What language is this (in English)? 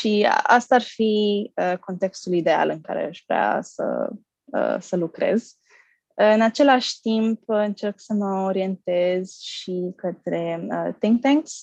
Romanian